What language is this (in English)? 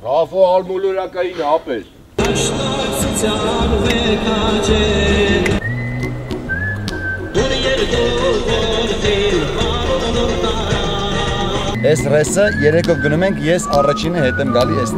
Turkish